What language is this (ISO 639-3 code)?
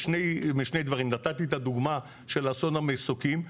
heb